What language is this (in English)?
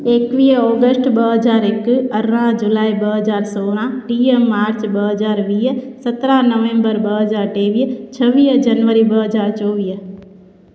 Sindhi